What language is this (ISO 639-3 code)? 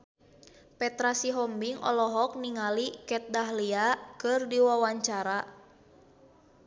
sun